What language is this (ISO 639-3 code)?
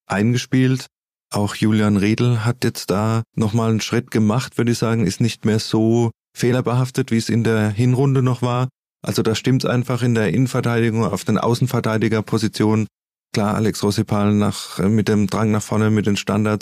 deu